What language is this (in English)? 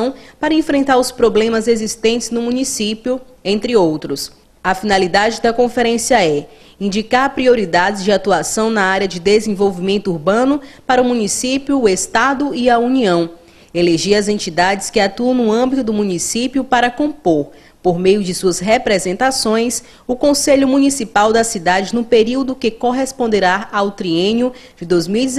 Portuguese